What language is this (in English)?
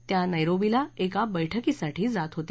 Marathi